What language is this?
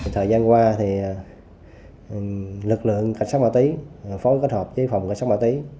Vietnamese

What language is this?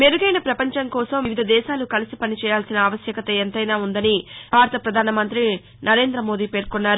Telugu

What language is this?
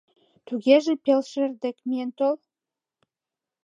Mari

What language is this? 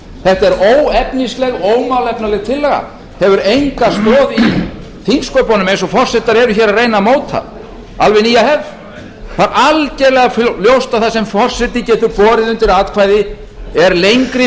Icelandic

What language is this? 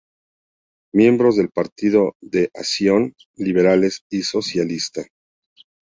Spanish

